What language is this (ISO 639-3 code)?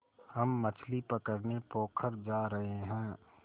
hin